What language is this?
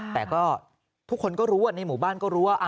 Thai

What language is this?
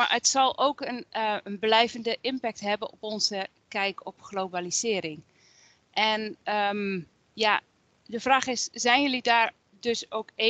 Dutch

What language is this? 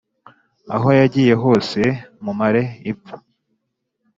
Kinyarwanda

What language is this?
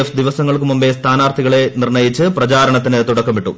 Malayalam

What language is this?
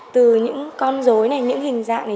Vietnamese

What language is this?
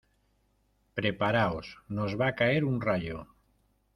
Spanish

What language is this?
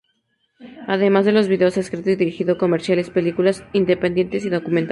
Spanish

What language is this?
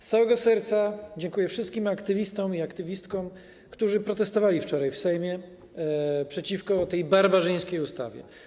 Polish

